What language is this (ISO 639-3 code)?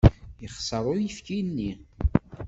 kab